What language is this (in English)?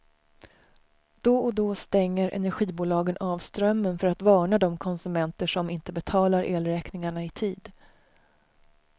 Swedish